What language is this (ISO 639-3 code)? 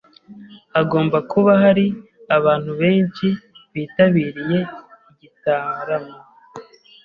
kin